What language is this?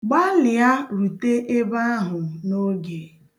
Igbo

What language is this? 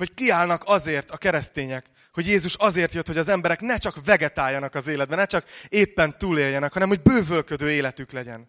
Hungarian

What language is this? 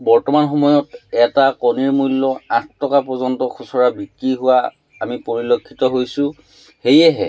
Assamese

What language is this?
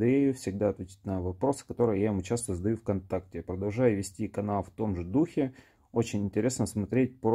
Russian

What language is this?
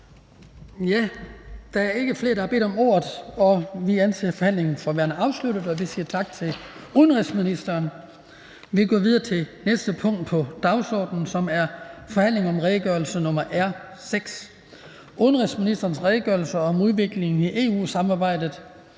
Danish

